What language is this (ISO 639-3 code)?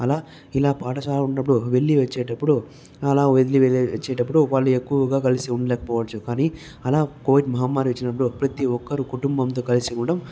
tel